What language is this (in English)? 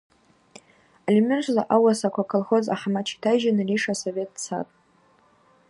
Abaza